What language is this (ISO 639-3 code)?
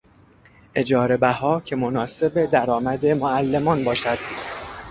fas